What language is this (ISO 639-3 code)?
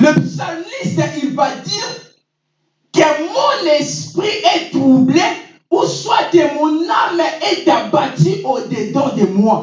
fra